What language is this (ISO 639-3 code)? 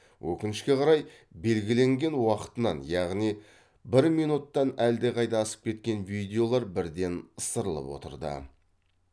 kaz